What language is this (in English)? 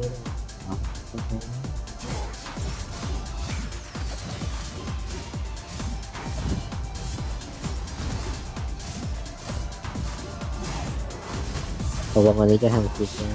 Thai